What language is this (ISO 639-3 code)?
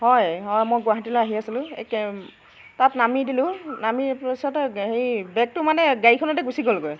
asm